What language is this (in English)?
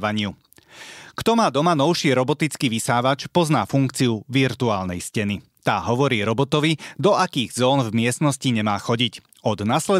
Slovak